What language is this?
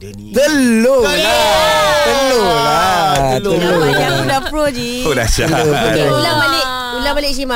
Malay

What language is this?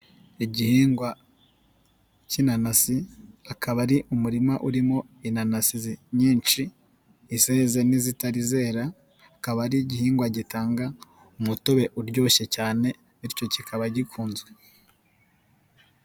Kinyarwanda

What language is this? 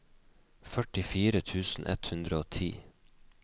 Norwegian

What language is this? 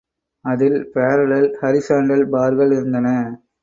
Tamil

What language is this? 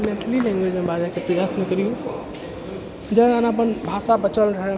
Maithili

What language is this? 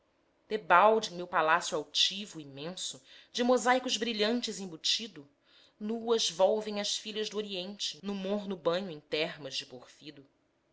Portuguese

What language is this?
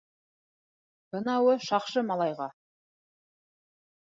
Bashkir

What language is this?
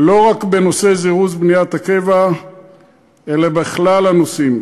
Hebrew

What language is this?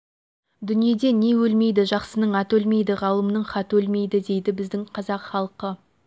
Kazakh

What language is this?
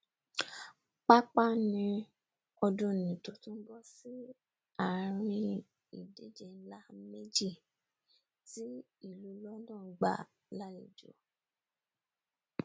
Yoruba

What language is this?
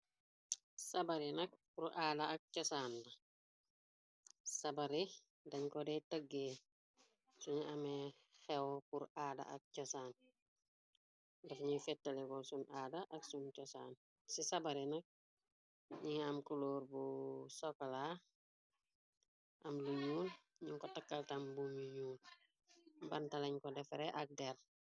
Wolof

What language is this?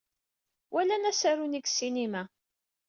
Kabyle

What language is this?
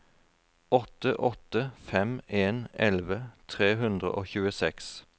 Norwegian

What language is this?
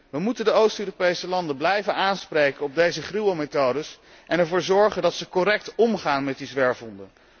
Dutch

